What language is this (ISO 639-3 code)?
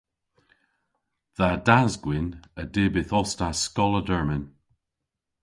cor